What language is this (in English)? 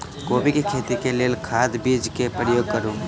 Maithili